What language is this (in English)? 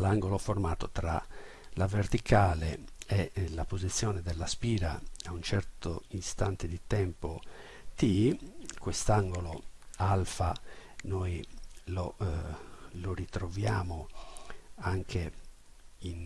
Italian